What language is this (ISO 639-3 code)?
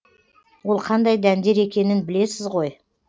kaz